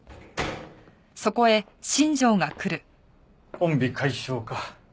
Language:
Japanese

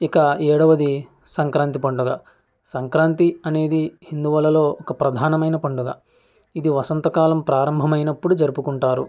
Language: Telugu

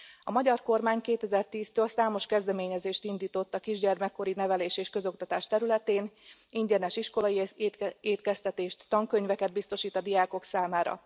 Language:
Hungarian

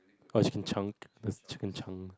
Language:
English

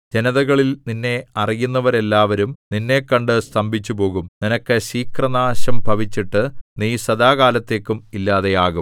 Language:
Malayalam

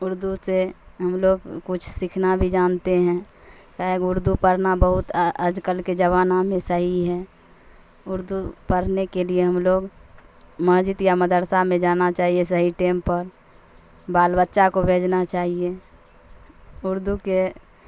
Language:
Urdu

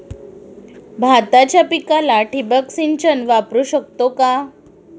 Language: Marathi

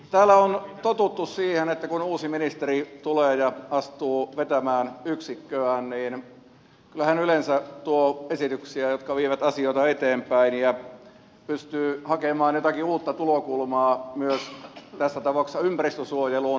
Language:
Finnish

